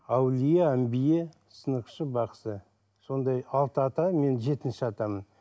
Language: Kazakh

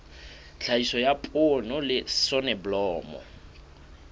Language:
Southern Sotho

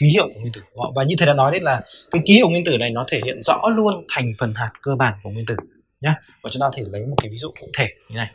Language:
Vietnamese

